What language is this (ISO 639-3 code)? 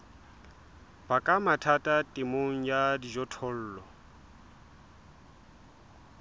sot